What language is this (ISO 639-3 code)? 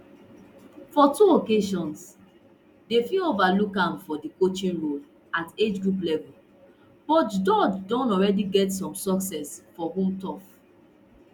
pcm